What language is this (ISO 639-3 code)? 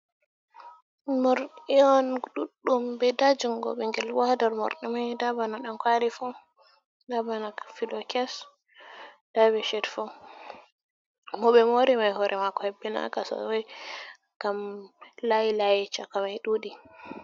ful